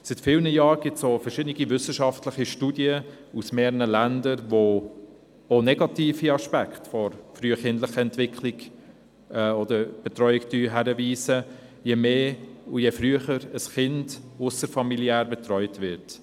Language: Swiss German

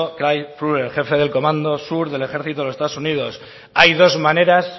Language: Spanish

